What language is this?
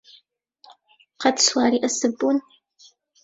Central Kurdish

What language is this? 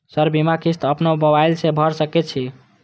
Maithili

